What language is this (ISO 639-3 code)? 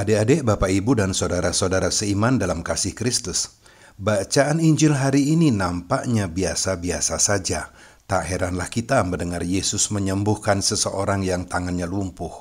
ind